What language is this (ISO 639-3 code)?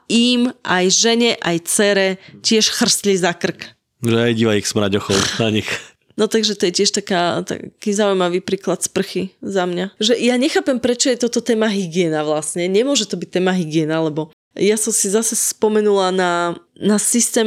slk